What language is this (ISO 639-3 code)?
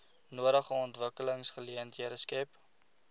afr